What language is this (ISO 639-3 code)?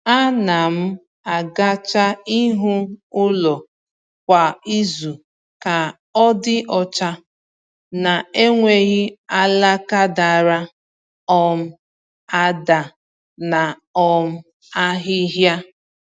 ibo